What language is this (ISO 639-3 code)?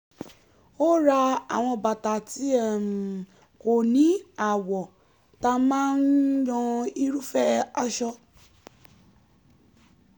yor